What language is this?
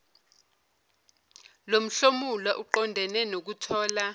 Zulu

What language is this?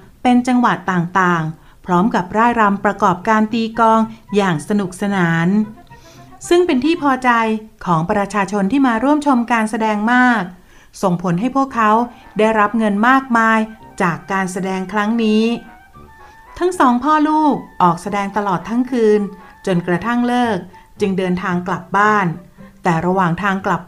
Thai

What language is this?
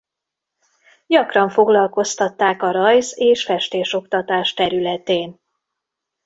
Hungarian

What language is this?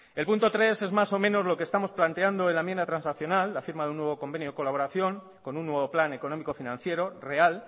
Spanish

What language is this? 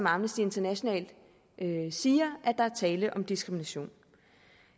Danish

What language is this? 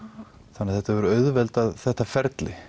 Icelandic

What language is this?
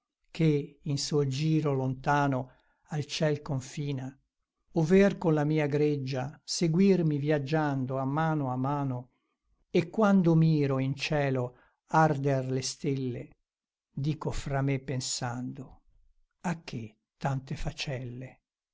Italian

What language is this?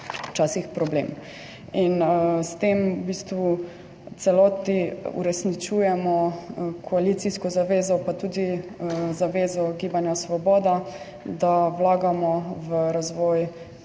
Slovenian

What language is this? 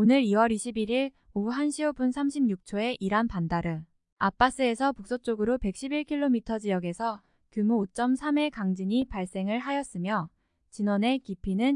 Korean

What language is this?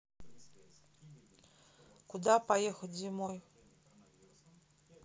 Russian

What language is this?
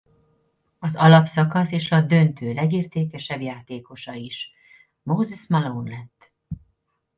Hungarian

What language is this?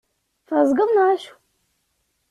Kabyle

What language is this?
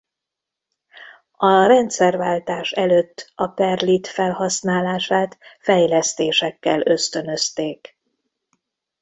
Hungarian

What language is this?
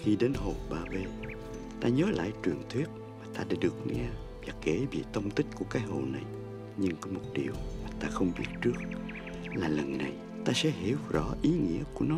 Vietnamese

